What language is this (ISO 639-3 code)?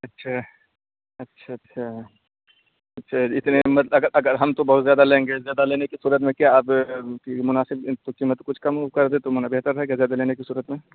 urd